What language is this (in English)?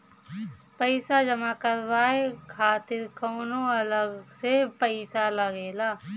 Bhojpuri